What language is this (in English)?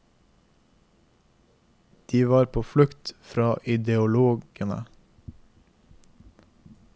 Norwegian